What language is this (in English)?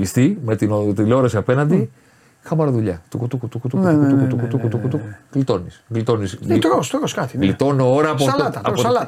Greek